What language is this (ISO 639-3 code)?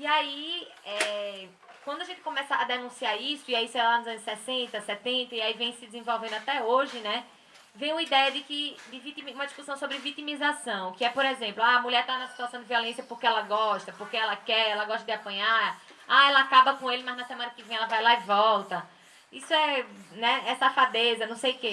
por